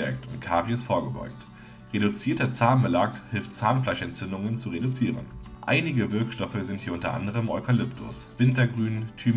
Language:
German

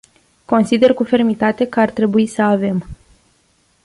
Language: Romanian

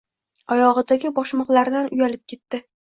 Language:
Uzbek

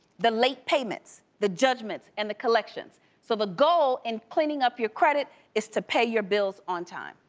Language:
English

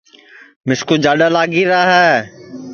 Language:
Sansi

